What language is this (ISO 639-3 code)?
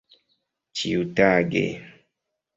epo